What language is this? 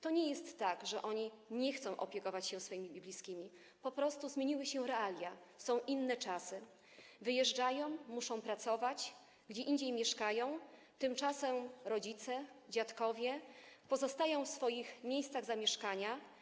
Polish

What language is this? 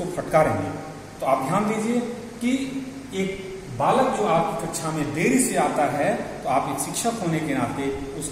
Hindi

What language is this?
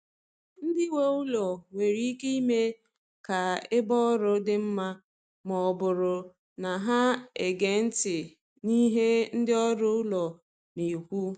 Igbo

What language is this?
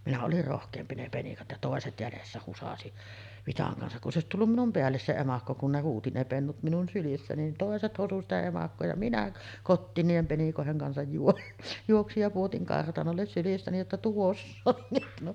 Finnish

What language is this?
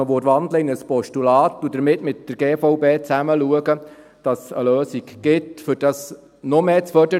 Swiss German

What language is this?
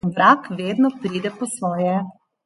Slovenian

